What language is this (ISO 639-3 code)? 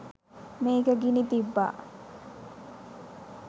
sin